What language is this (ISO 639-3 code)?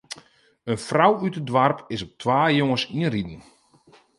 fry